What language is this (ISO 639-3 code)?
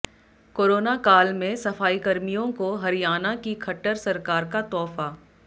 hin